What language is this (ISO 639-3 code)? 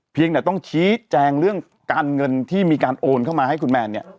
tha